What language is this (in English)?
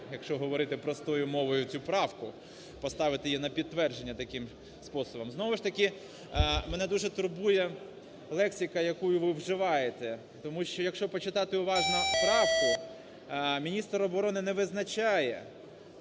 Ukrainian